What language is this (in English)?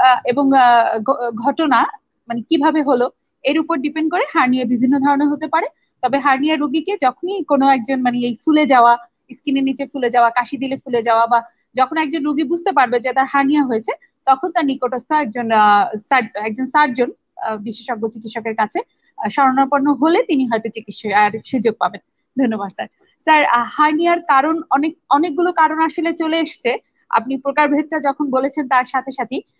Indonesian